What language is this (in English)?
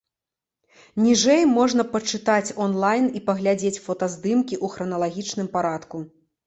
Belarusian